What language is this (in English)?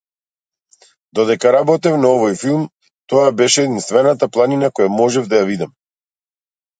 Macedonian